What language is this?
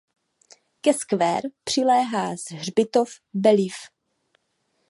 Czech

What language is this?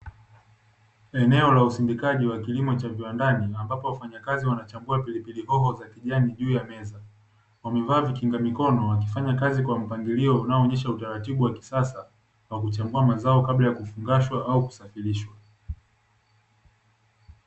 Swahili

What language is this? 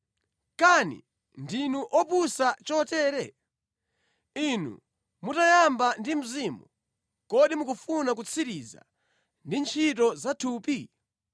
Nyanja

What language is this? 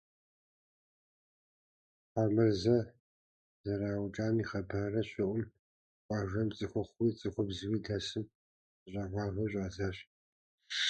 Kabardian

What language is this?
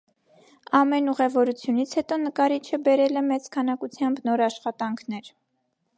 Armenian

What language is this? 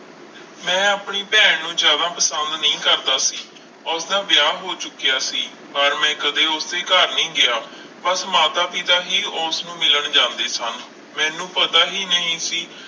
Punjabi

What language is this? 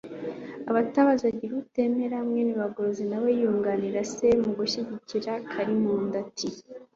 Kinyarwanda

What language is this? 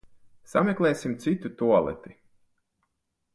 Latvian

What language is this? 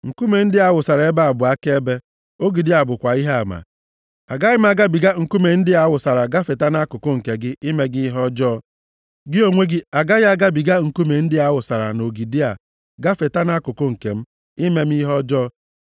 Igbo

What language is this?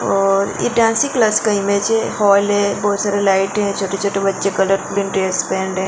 Hindi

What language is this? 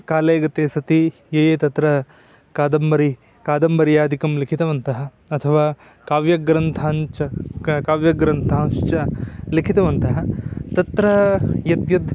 Sanskrit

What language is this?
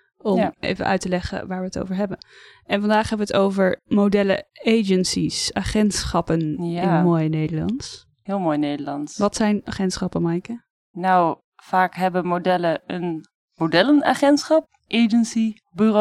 Dutch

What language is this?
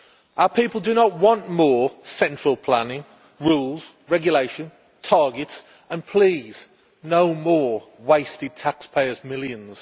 English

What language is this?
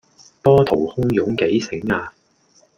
Cantonese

